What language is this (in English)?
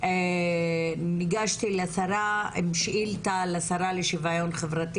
Hebrew